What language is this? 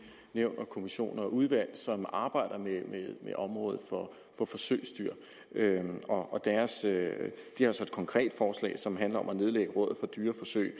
Danish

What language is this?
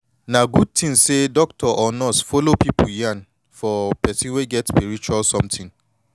Nigerian Pidgin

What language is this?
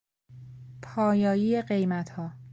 Persian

